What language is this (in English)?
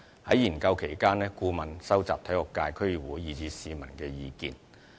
Cantonese